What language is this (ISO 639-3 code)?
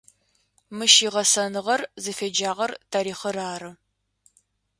ady